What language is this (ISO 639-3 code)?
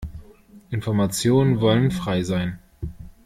deu